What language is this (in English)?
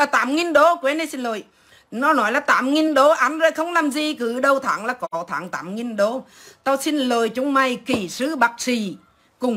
Vietnamese